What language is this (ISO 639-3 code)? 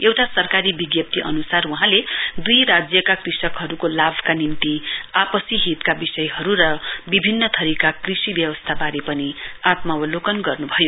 nep